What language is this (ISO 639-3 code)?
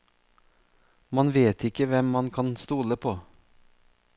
nor